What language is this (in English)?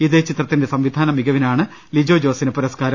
Malayalam